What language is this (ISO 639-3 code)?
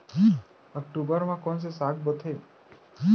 hne